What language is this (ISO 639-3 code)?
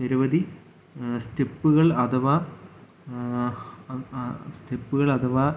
mal